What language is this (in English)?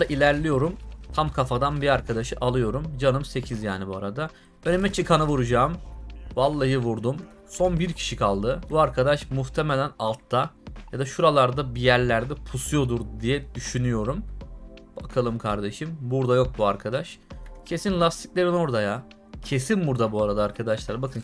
Turkish